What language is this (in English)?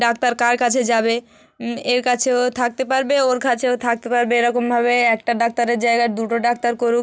Bangla